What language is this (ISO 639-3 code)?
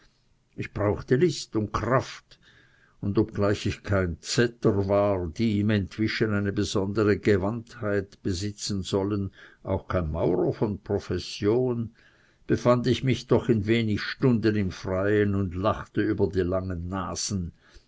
deu